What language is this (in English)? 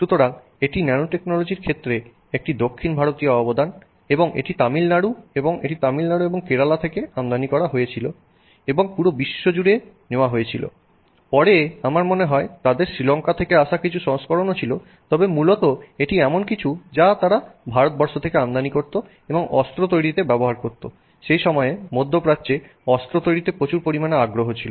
Bangla